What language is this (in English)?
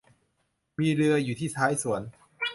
Thai